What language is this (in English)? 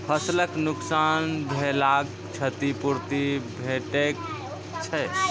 Maithili